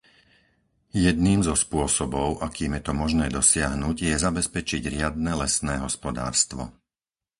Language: Slovak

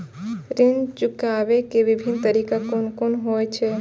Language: Maithili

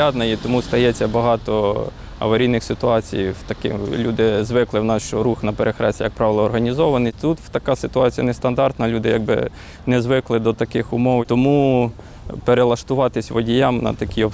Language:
Ukrainian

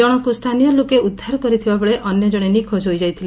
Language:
Odia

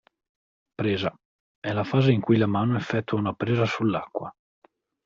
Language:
Italian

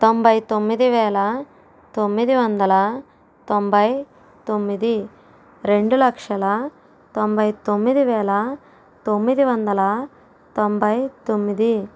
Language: Telugu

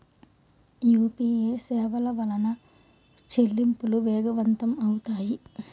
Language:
Telugu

